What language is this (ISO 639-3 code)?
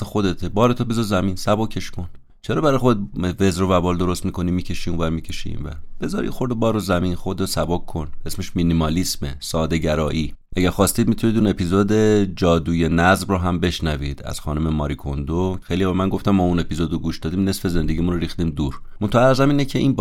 fas